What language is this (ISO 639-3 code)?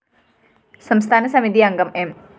mal